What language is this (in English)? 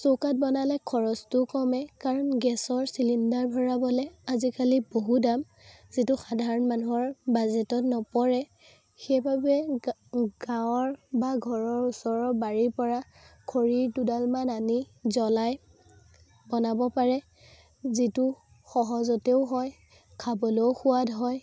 Assamese